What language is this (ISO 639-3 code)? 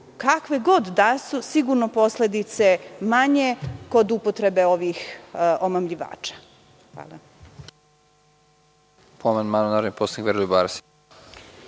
srp